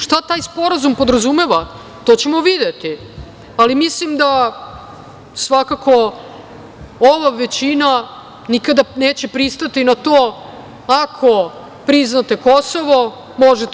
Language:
Serbian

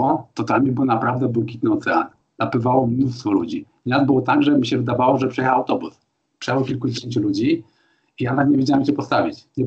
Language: Polish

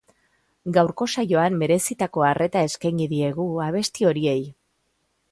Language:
Basque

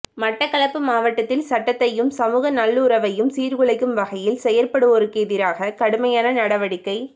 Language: Tamil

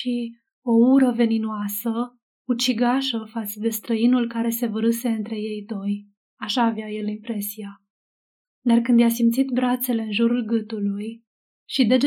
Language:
Romanian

